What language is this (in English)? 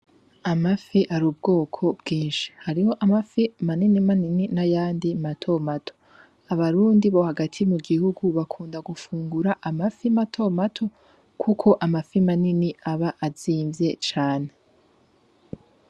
Rundi